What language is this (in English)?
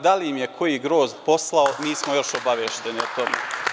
Serbian